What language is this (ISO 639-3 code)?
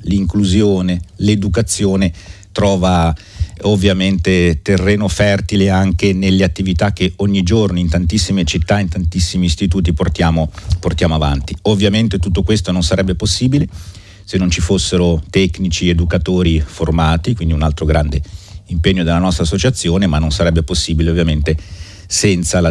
ita